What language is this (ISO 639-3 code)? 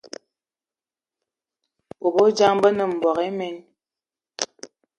eto